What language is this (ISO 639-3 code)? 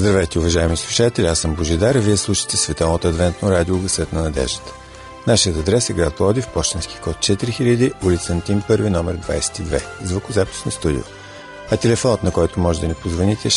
bul